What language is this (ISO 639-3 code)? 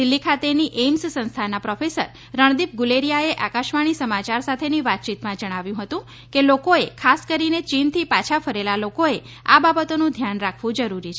guj